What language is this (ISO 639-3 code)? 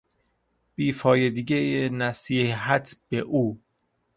fas